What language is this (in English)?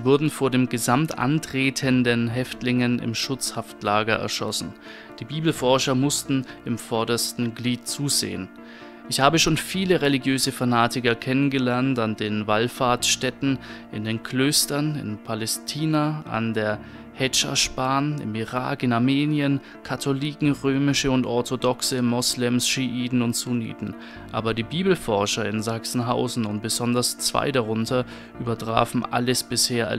German